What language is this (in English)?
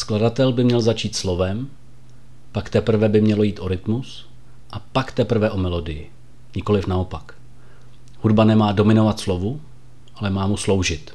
Czech